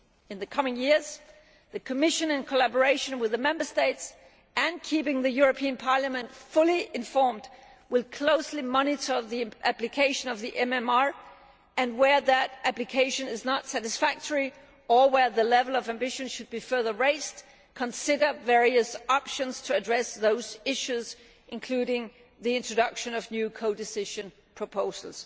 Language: English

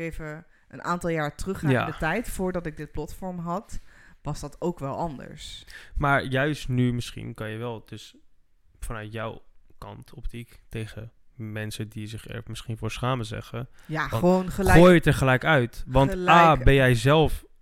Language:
Dutch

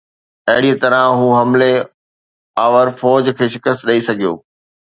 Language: Sindhi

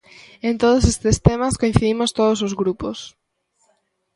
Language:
Galician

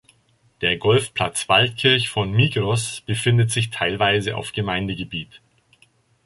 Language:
German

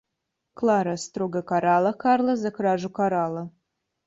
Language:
Russian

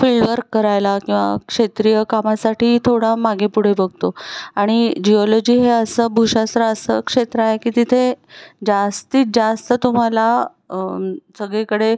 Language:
Marathi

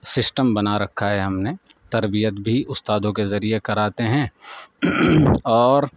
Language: Urdu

